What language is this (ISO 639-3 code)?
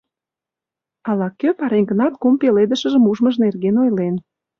chm